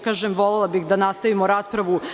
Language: Serbian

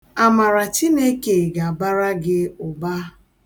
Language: Igbo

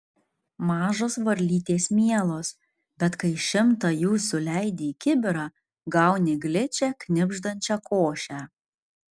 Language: Lithuanian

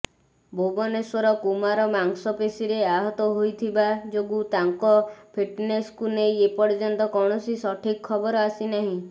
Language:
Odia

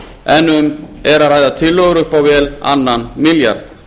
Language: Icelandic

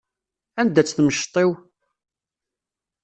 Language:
Kabyle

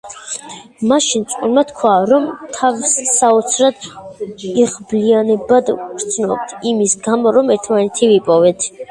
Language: Georgian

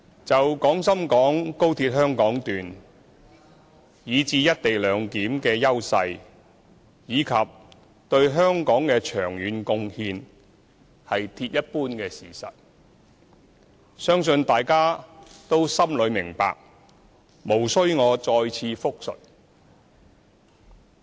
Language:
Cantonese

